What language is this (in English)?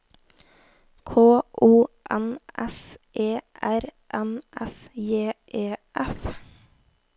Norwegian